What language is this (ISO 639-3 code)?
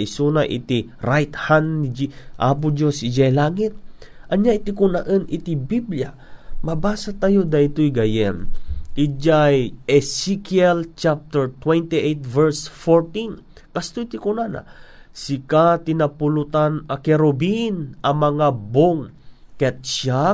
fil